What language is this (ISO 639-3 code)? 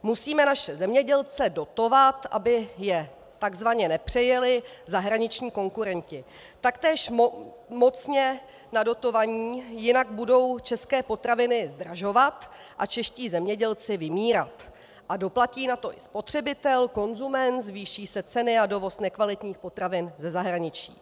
ces